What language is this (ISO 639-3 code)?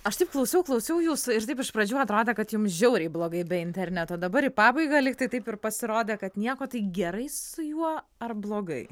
lit